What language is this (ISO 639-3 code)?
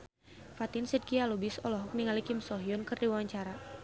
sun